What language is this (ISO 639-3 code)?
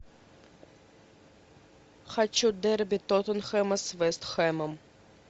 rus